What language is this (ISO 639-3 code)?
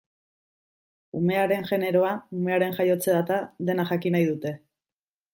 eus